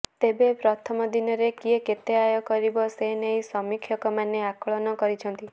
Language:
Odia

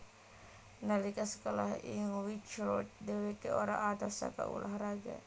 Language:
Javanese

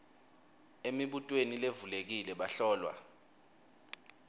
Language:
Swati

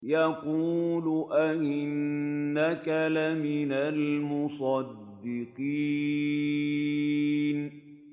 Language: Arabic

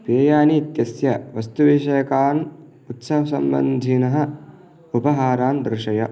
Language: Sanskrit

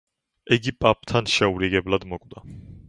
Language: Georgian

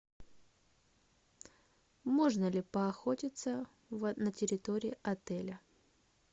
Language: Russian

